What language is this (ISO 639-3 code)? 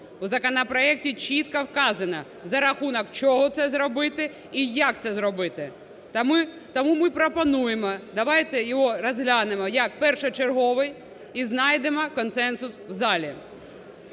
ukr